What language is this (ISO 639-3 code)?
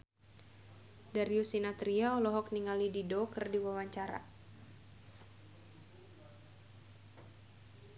sun